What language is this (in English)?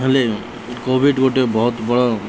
Odia